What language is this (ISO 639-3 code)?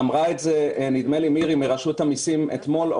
heb